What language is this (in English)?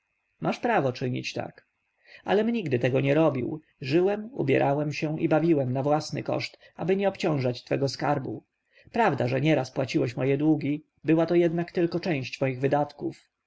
Polish